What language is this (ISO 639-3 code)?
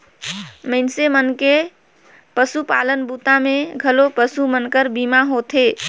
hne